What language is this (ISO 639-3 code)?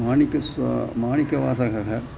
san